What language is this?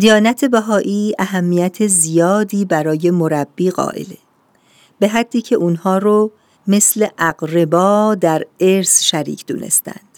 Persian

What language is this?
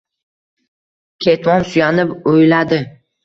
Uzbek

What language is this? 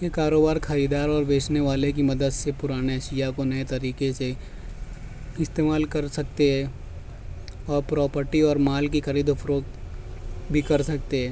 Urdu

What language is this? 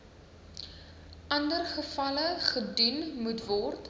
Afrikaans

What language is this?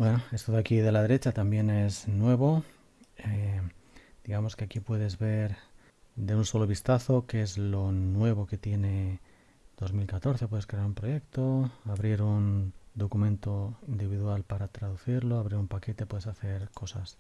Spanish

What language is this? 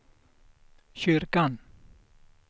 Swedish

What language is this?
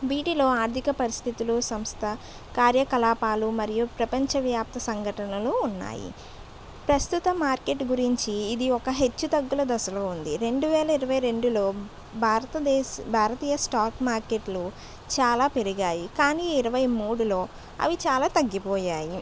Telugu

